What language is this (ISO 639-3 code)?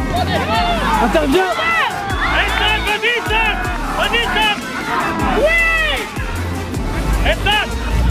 fra